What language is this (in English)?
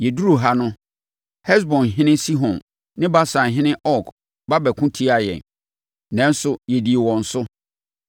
Akan